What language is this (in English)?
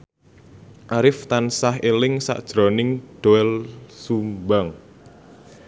Javanese